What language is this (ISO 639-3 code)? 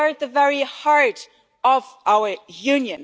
eng